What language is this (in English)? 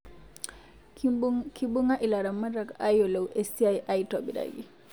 Masai